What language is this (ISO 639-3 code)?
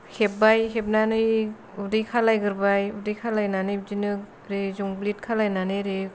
brx